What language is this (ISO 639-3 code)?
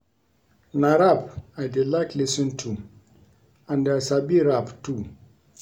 pcm